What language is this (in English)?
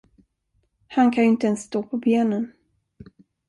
Swedish